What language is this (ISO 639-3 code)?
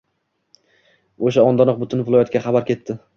uzb